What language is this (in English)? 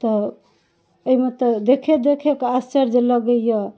Maithili